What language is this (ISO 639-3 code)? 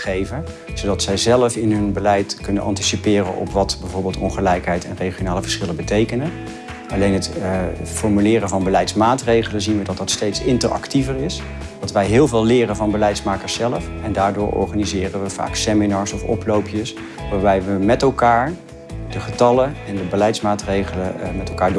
nld